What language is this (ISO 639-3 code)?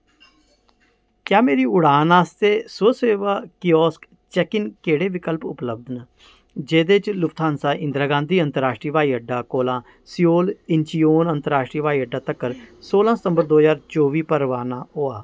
doi